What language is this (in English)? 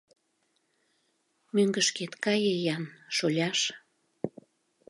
Mari